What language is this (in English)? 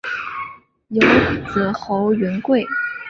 Chinese